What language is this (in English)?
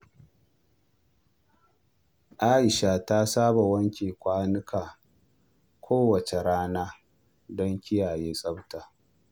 Hausa